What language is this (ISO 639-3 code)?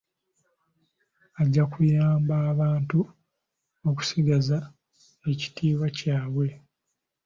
lug